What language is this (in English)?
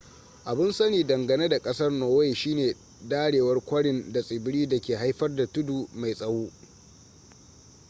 Hausa